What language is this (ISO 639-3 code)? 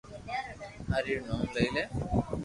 lrk